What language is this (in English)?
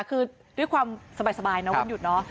Thai